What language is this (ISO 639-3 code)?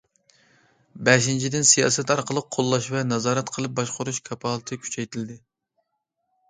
uig